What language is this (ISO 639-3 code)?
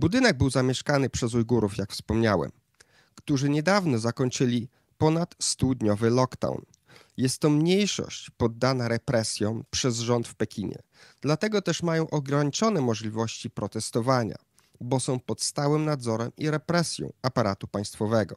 pol